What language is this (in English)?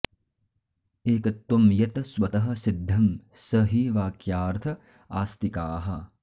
Sanskrit